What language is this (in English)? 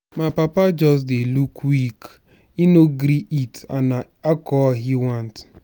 Nigerian Pidgin